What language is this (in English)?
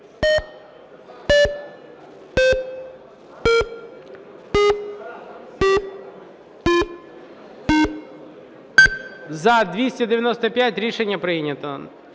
Ukrainian